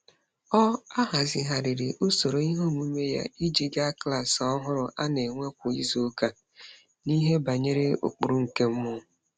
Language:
Igbo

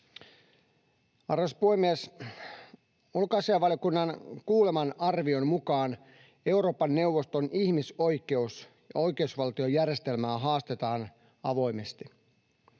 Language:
Finnish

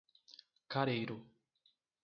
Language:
Portuguese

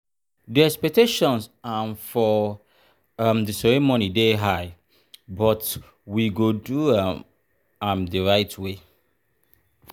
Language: Nigerian Pidgin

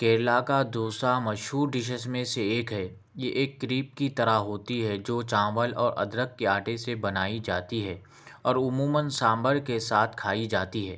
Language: Urdu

